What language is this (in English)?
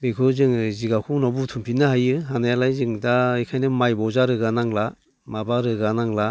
Bodo